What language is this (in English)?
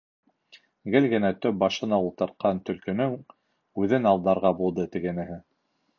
Bashkir